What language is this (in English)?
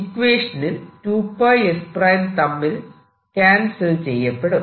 Malayalam